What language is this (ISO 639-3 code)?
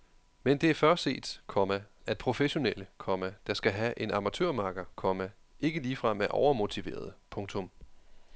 dan